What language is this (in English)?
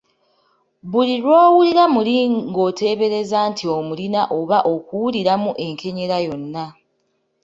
Ganda